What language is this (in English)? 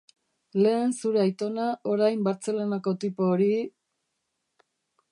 Basque